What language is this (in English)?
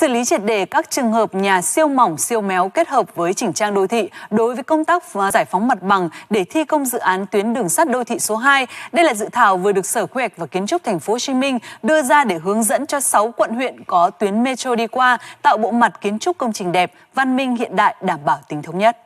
Vietnamese